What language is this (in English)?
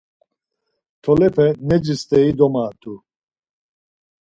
Laz